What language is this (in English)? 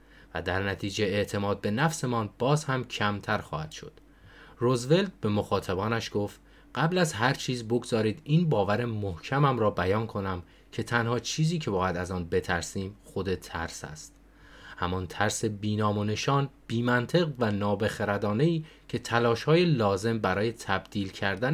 Persian